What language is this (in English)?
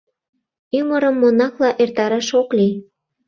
Mari